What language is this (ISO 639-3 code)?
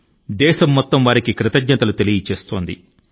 tel